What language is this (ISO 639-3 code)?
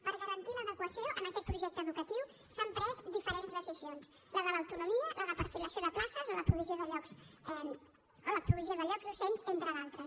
cat